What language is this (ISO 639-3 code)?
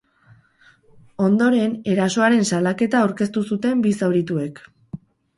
eus